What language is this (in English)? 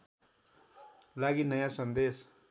Nepali